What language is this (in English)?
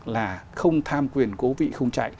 Vietnamese